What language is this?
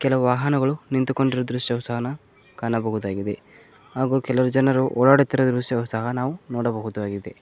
Kannada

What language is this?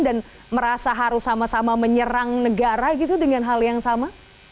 Indonesian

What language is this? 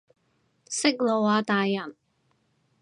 Cantonese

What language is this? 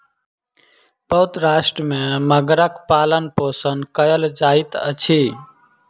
Maithili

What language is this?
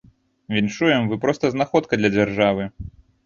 Belarusian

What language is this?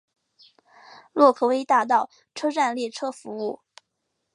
Chinese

